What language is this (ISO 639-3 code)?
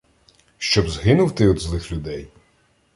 ukr